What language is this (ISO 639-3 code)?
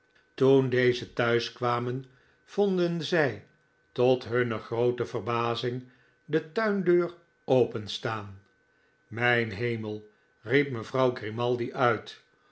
nld